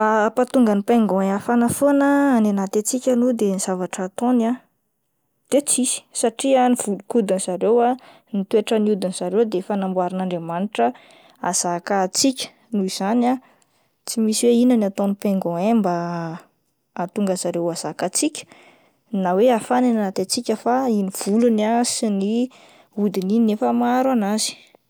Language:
Malagasy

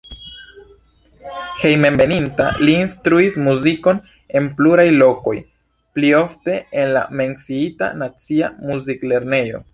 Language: Esperanto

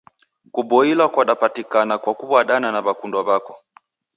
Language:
Taita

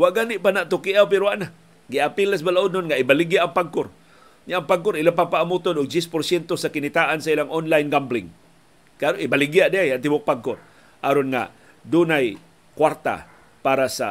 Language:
Filipino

